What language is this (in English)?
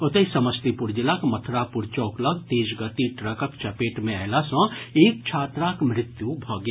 Maithili